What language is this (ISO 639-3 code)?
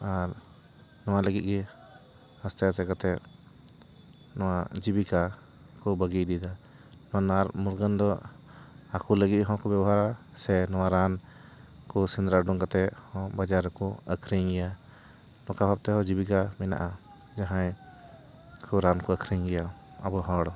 sat